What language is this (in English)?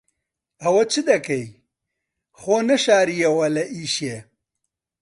Central Kurdish